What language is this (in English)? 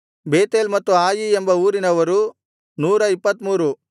Kannada